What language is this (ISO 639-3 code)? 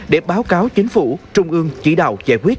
vie